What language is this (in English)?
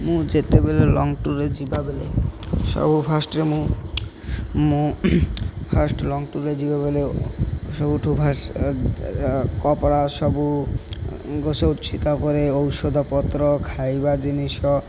Odia